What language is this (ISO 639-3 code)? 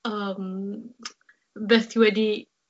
cym